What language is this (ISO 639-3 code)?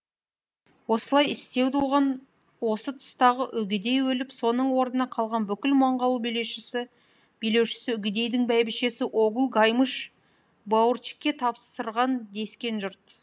kaz